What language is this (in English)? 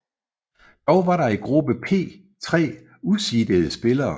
Danish